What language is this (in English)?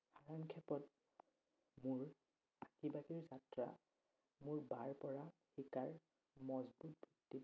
Assamese